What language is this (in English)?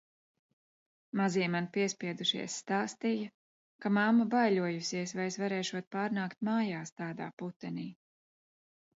Latvian